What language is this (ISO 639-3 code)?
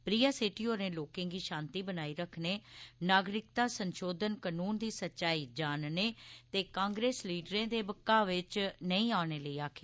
doi